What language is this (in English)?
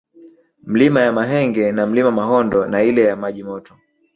Swahili